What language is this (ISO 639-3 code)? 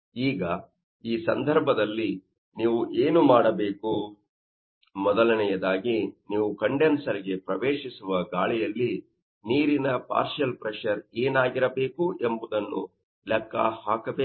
kan